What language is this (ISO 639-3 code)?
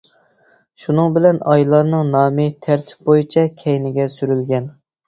uig